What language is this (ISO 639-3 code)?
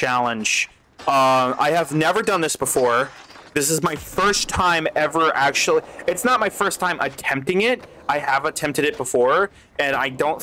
eng